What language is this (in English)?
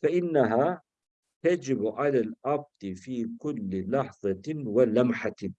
Turkish